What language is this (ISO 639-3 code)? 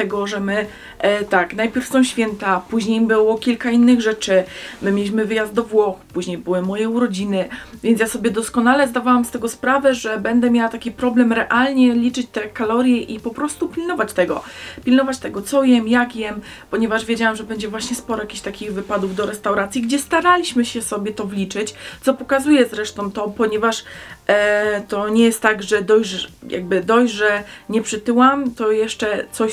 pol